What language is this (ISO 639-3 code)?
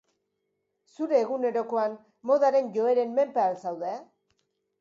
eus